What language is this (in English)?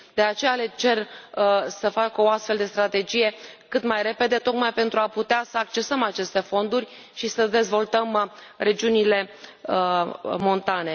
Romanian